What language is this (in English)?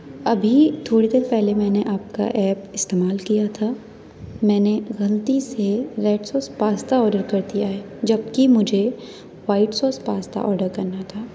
Urdu